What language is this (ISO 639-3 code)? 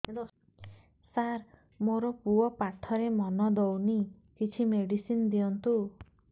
ori